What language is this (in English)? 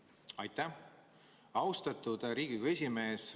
Estonian